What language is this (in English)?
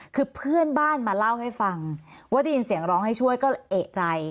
Thai